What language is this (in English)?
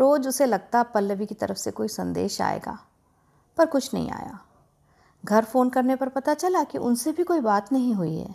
Hindi